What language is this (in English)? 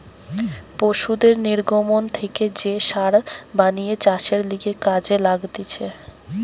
Bangla